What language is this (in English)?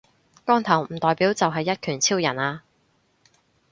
Cantonese